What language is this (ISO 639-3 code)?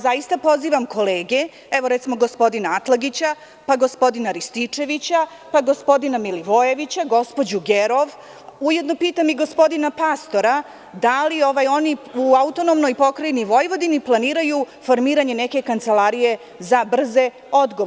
srp